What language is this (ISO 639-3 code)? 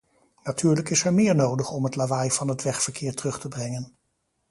nld